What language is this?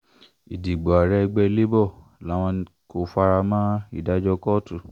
Yoruba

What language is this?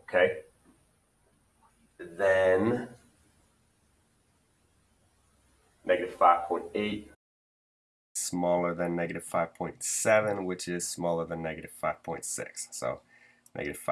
English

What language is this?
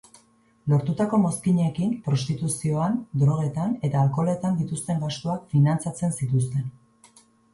Basque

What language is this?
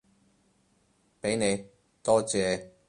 Cantonese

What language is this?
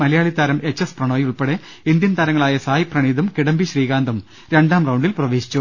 Malayalam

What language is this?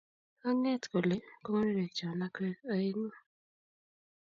Kalenjin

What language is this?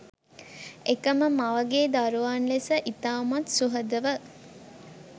Sinhala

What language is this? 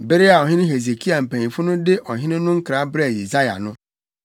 Akan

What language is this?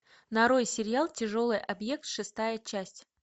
Russian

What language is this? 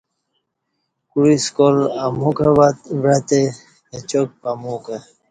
Kati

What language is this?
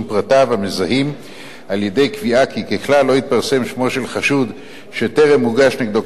Hebrew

